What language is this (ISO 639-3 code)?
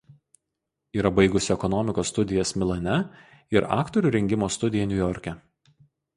lit